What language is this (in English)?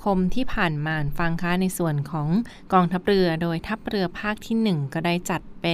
Thai